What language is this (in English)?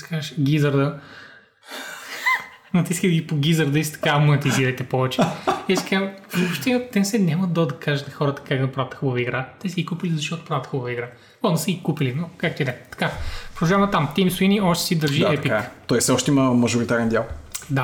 Bulgarian